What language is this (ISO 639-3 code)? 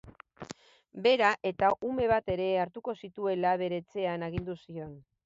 eus